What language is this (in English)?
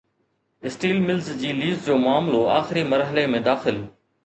Sindhi